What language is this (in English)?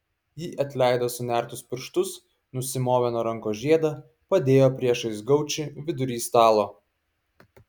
Lithuanian